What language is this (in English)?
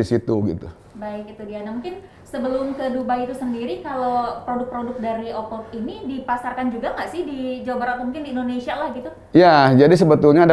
Indonesian